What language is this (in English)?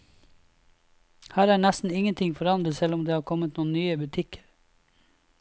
Norwegian